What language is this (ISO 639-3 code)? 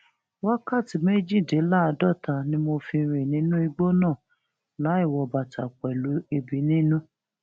yor